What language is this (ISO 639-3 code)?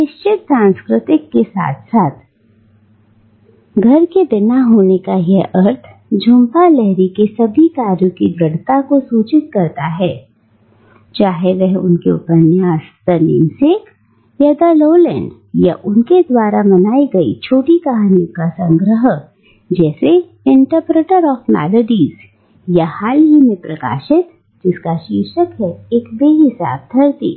hin